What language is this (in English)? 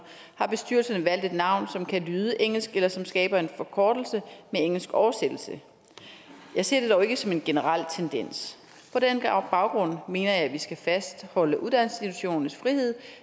Danish